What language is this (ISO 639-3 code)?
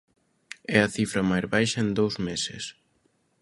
glg